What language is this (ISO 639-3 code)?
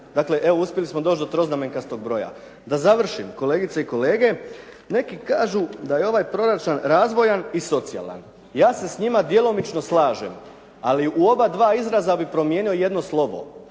hrv